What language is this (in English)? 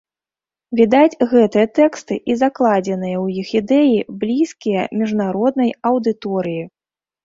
Belarusian